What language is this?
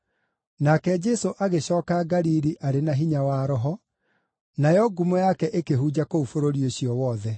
Kikuyu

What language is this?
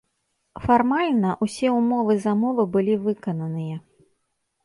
Belarusian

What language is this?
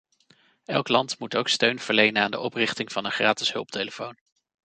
Dutch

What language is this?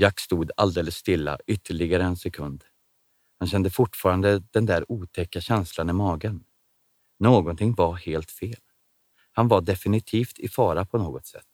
Swedish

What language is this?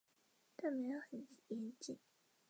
Chinese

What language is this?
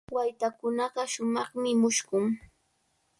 Cajatambo North Lima Quechua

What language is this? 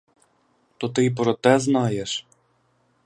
Ukrainian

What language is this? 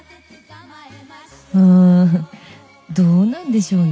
Japanese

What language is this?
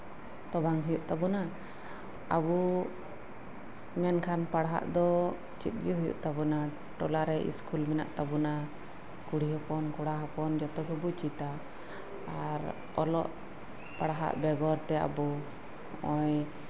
Santali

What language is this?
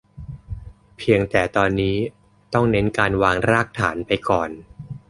Thai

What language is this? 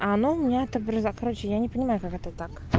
Russian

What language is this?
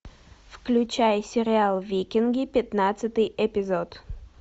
Russian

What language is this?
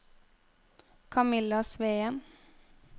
Norwegian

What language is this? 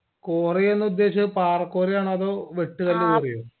Malayalam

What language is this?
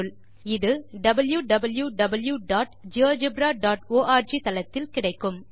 Tamil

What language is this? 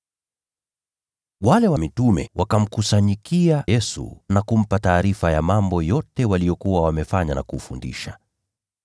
Swahili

